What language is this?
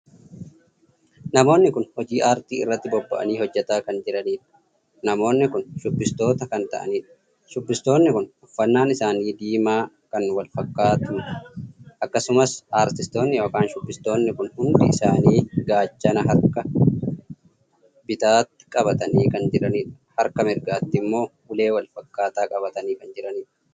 Oromo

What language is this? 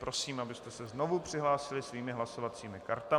Czech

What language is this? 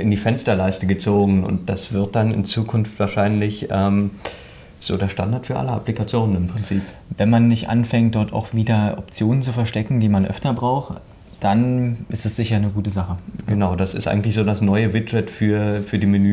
German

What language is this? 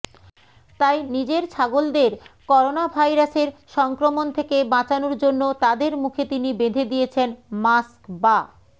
Bangla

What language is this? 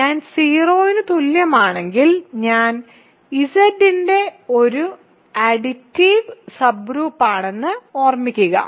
Malayalam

